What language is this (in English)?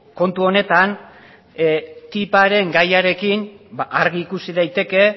Basque